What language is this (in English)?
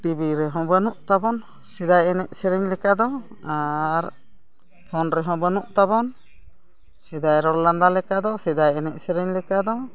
Santali